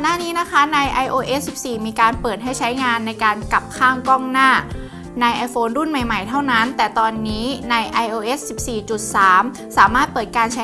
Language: Thai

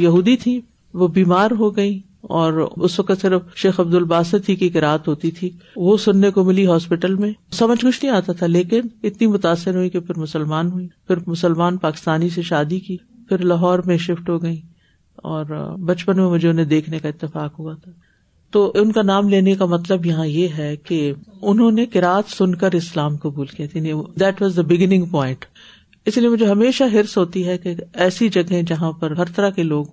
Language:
Urdu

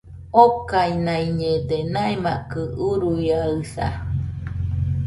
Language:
Nüpode Huitoto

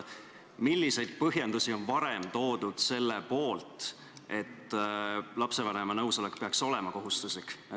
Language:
Estonian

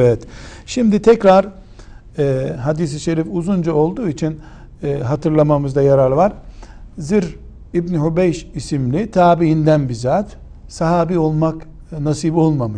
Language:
Turkish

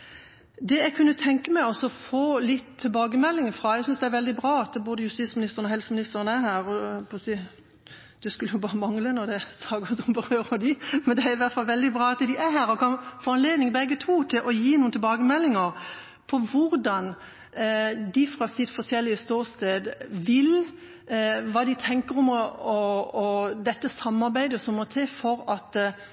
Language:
Norwegian Bokmål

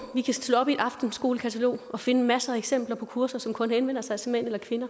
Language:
Danish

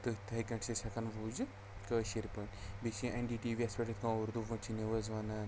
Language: Kashmiri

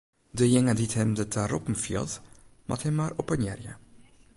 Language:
Western Frisian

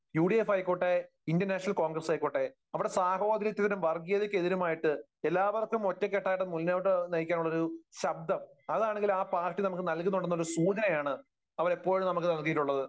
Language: Malayalam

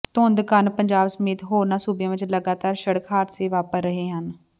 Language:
Punjabi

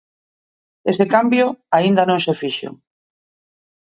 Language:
Galician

